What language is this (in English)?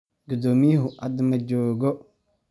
Somali